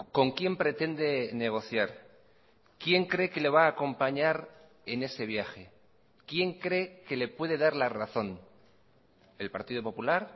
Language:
Spanish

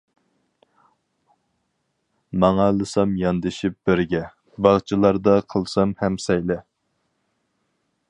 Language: Uyghur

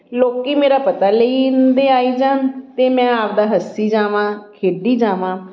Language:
Punjabi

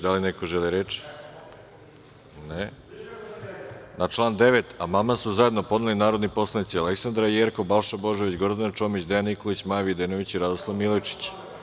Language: Serbian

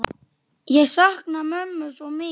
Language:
Icelandic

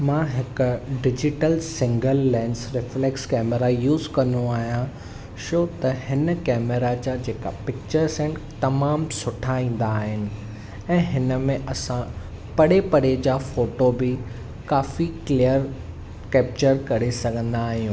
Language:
Sindhi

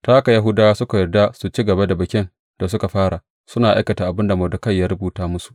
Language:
Hausa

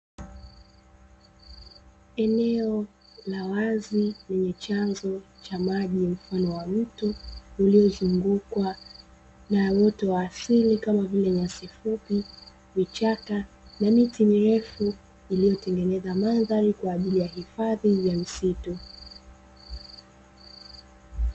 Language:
Swahili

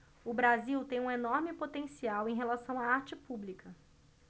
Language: Portuguese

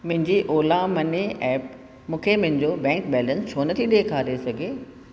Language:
Sindhi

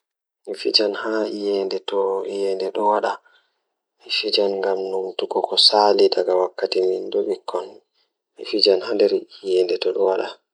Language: Fula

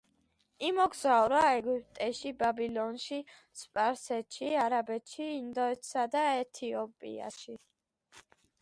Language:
Georgian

